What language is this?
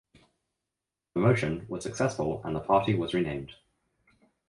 English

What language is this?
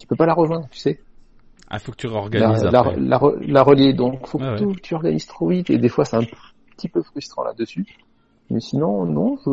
French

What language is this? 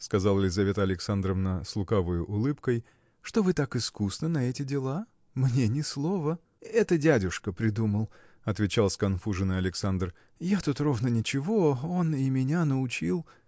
Russian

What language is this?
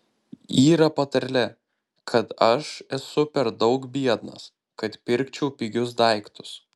Lithuanian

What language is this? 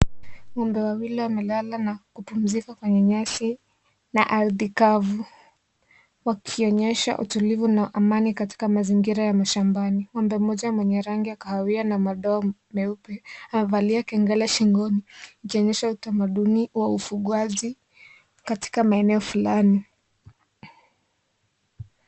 Swahili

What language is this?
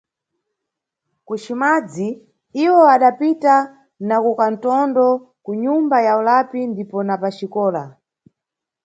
Nyungwe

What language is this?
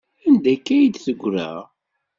Kabyle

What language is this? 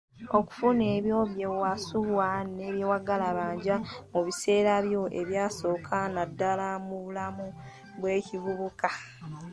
Ganda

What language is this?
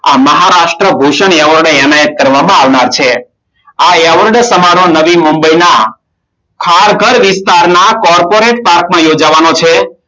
Gujarati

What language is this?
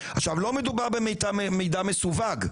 Hebrew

